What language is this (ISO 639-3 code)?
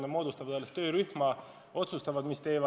est